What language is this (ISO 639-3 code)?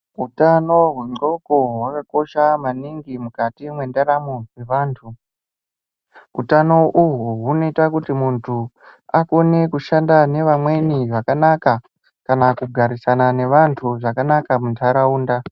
ndc